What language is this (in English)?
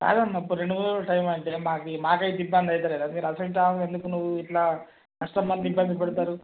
Telugu